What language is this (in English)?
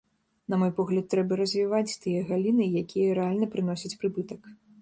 Belarusian